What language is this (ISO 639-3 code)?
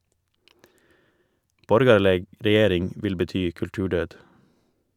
nor